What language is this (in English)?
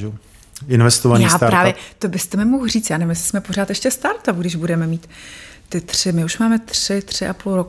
Czech